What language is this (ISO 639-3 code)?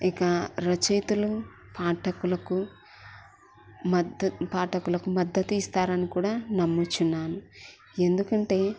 tel